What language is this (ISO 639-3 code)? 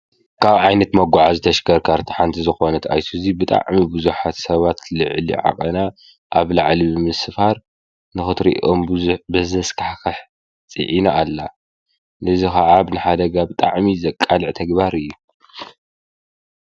tir